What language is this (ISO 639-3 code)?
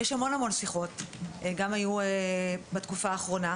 heb